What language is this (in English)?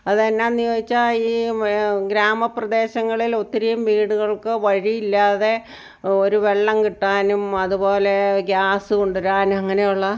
Malayalam